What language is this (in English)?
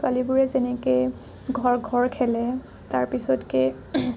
Assamese